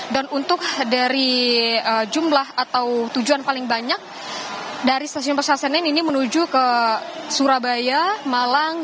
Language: Indonesian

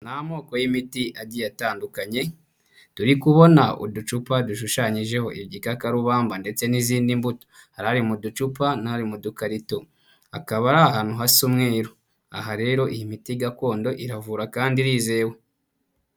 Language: Kinyarwanda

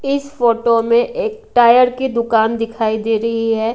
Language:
Hindi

